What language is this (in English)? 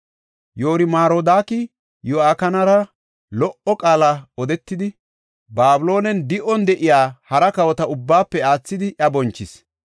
Gofa